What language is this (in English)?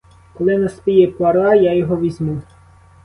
Ukrainian